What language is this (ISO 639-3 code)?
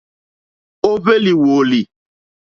bri